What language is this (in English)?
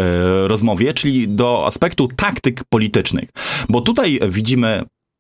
Polish